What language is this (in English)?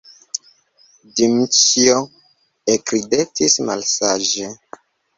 Esperanto